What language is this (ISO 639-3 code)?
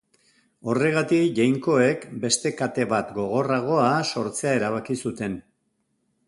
eus